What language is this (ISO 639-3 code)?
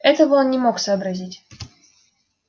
rus